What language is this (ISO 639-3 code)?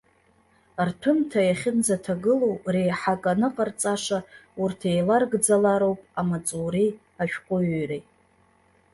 abk